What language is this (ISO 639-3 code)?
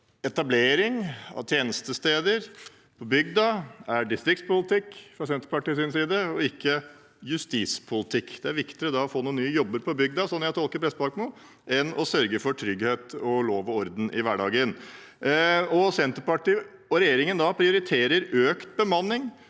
nor